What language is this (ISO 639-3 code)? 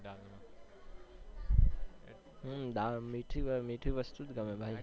guj